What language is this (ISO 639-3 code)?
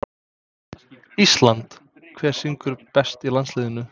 isl